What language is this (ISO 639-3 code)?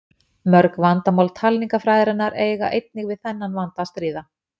isl